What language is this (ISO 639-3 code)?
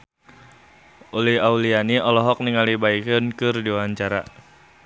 sun